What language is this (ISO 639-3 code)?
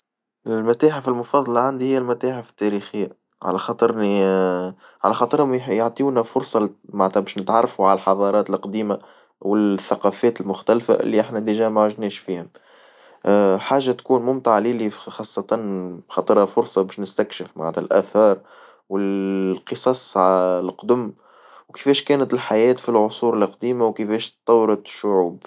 aeb